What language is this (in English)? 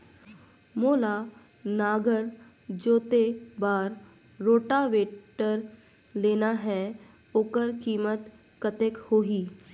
Chhattisgarhi